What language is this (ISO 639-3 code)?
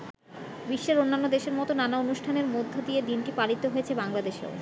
ben